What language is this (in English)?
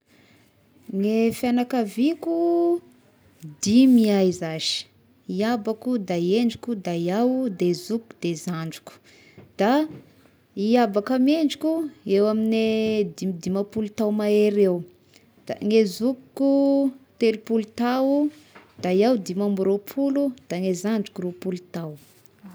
Tesaka Malagasy